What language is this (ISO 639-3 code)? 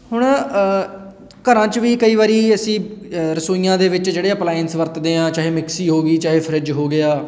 pan